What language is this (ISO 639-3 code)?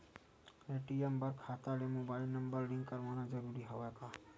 hne